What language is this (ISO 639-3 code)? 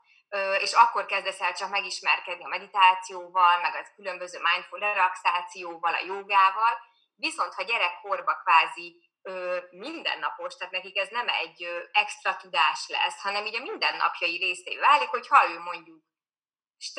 hun